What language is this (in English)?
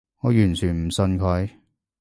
Cantonese